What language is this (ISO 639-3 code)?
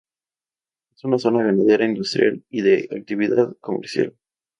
spa